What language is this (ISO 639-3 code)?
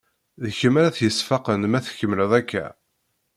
kab